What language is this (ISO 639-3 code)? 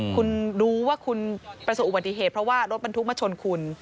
tha